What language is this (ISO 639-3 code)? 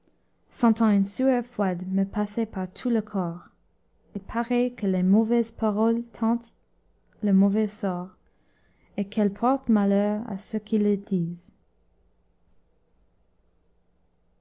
fra